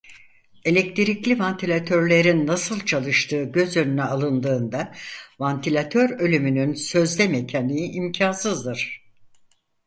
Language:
Turkish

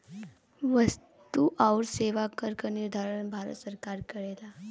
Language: Bhojpuri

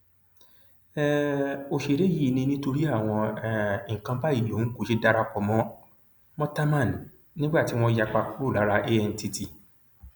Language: Yoruba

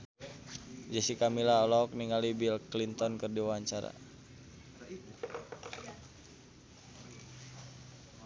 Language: Sundanese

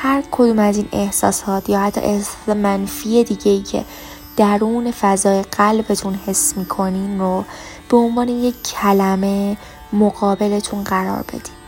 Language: Persian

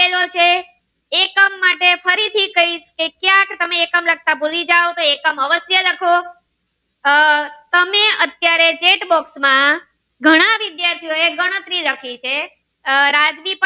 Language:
Gujarati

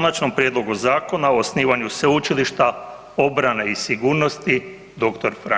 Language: Croatian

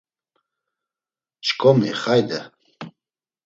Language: Laz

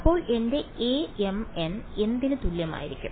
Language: Malayalam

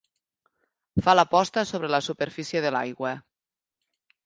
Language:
Catalan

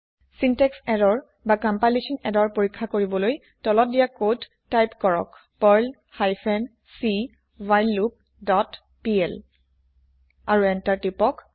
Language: Assamese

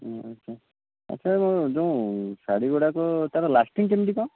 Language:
Odia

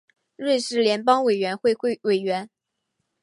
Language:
Chinese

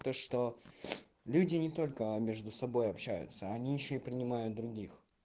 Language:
Russian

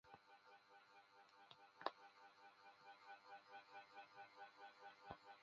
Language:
Chinese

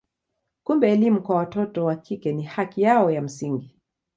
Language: Swahili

